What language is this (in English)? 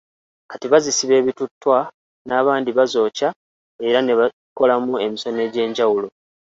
Ganda